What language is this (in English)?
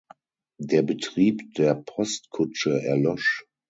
German